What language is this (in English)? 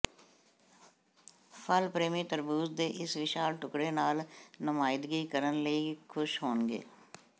Punjabi